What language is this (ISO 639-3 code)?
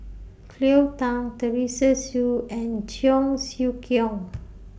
eng